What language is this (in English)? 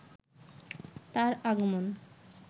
Bangla